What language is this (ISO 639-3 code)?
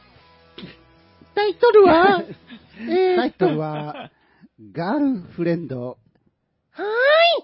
jpn